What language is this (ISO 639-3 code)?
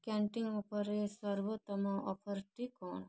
ori